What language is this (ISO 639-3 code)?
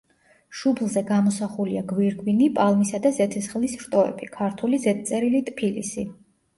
kat